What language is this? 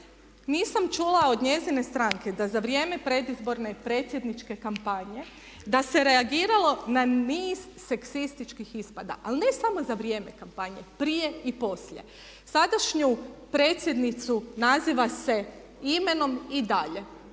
Croatian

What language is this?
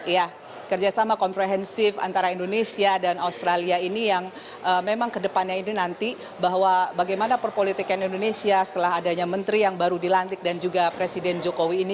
Indonesian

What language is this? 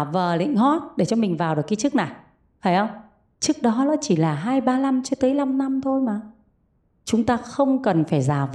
Vietnamese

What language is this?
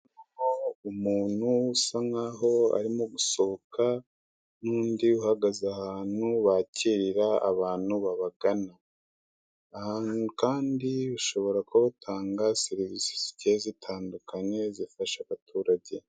Kinyarwanda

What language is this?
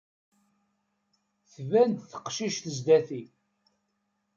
Kabyle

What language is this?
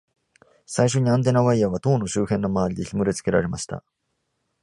Japanese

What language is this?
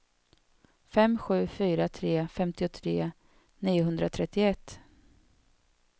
Swedish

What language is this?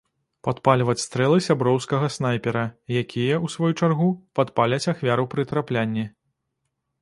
Belarusian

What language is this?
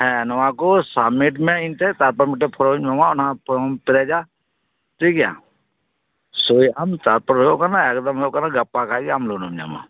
Santali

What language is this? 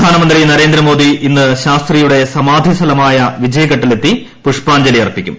Malayalam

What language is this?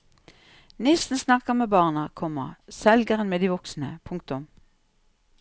Norwegian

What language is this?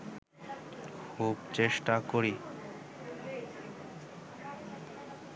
Bangla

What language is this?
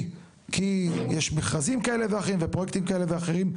Hebrew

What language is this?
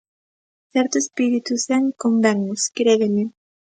Galician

